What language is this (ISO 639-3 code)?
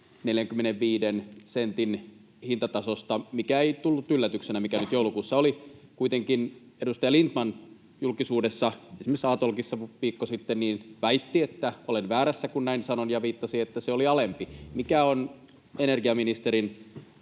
fin